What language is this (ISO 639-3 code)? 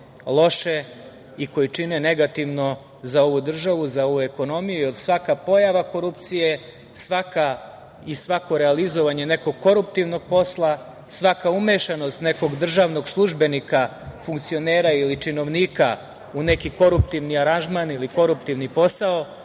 srp